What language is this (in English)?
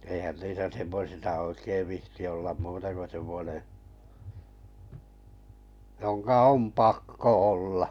Finnish